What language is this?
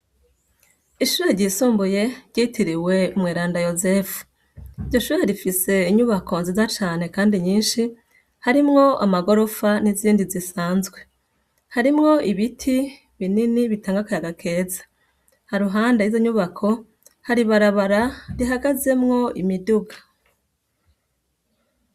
Rundi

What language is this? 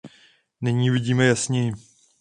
Czech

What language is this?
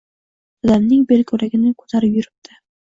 Uzbek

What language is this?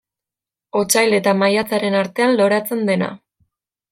Basque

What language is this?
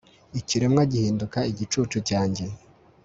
Kinyarwanda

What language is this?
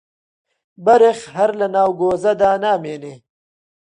Central Kurdish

